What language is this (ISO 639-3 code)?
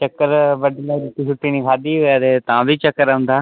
doi